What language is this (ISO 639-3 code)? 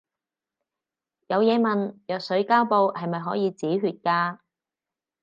yue